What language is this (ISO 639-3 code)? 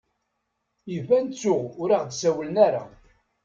kab